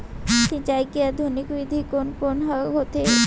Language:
Chhattisgarhi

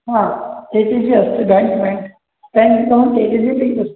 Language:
Sanskrit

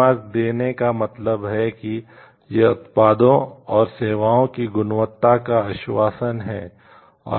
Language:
Hindi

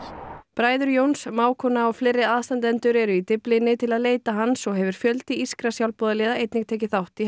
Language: Icelandic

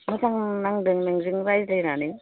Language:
Bodo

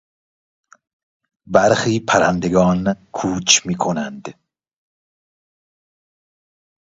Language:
Persian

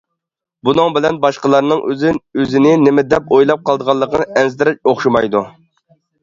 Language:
Uyghur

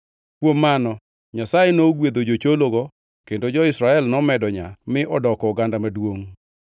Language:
Luo (Kenya and Tanzania)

